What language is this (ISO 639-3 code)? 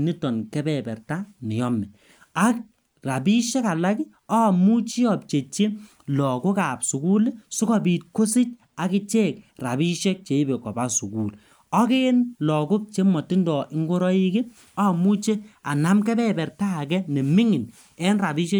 kln